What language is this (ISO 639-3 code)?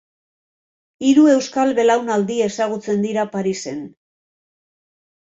eus